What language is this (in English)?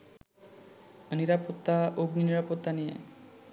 Bangla